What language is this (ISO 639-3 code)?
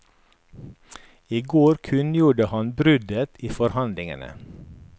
nor